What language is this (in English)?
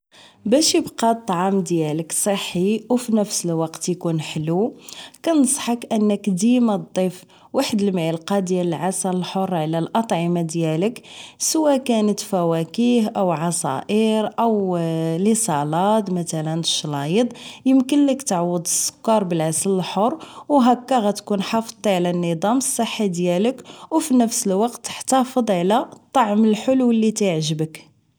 Moroccan Arabic